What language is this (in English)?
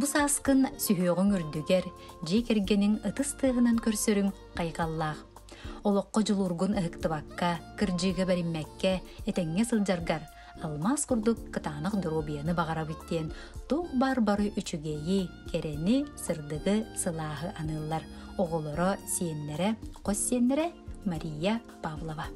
Turkish